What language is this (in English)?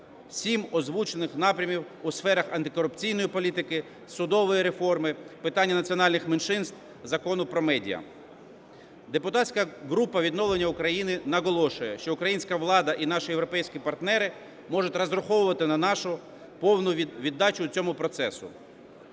Ukrainian